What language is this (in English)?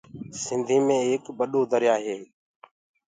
Gurgula